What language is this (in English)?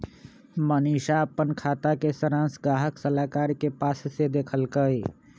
Magahi